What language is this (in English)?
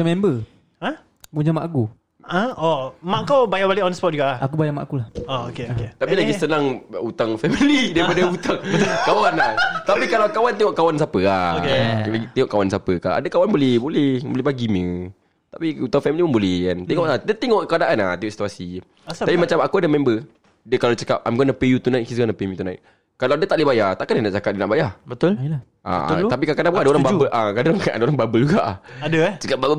Malay